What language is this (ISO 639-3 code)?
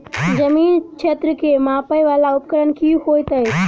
mai